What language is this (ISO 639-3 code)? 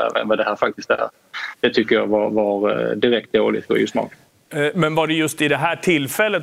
swe